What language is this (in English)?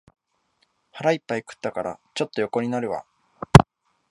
Japanese